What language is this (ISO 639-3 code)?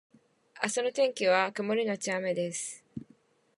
jpn